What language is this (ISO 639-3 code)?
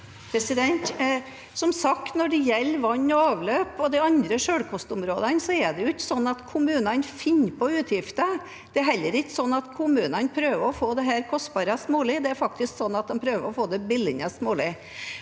nor